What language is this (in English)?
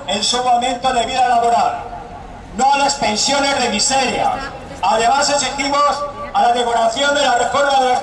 Spanish